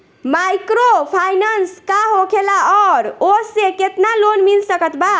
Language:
Bhojpuri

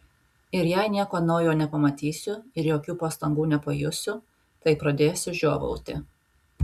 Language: Lithuanian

